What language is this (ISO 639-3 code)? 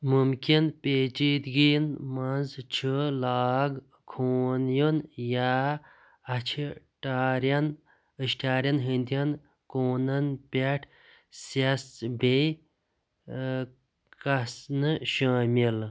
kas